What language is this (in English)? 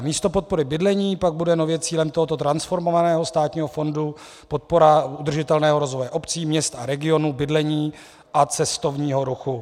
Czech